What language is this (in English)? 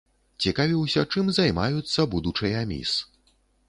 Belarusian